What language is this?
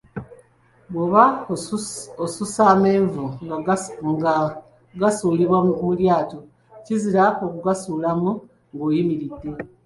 Ganda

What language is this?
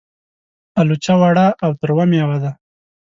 Pashto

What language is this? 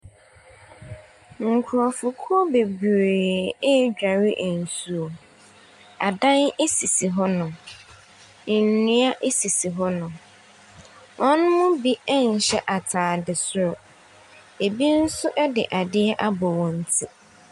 Akan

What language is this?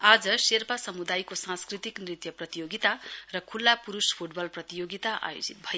Nepali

